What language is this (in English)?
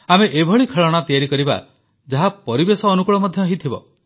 Odia